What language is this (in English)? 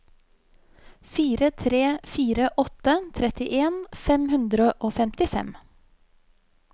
Norwegian